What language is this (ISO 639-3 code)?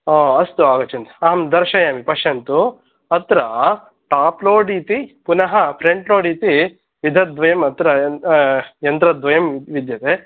san